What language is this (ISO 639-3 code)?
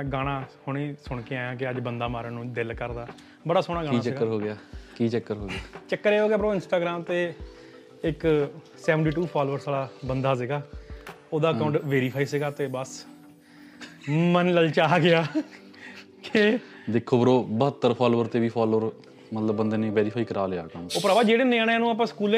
pan